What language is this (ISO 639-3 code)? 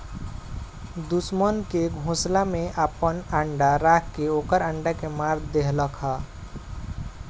bho